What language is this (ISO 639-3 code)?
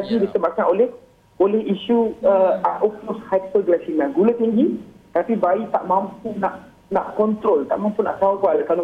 msa